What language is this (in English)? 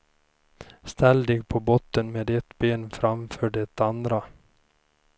Swedish